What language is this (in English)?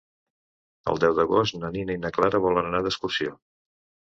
Catalan